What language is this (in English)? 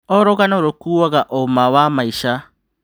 Kikuyu